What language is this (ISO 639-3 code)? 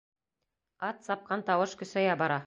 bak